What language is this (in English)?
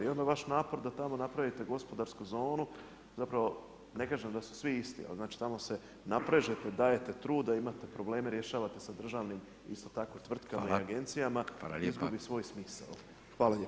Croatian